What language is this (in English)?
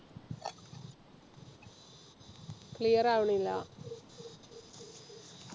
Malayalam